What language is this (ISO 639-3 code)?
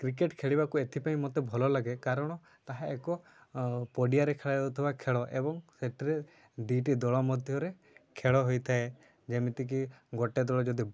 ori